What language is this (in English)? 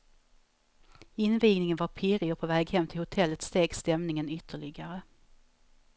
Swedish